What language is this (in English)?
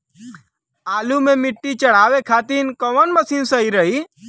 Bhojpuri